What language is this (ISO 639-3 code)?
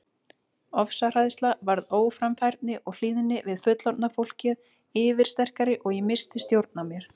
isl